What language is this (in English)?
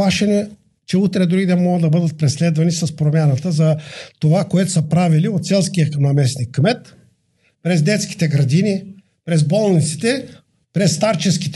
Bulgarian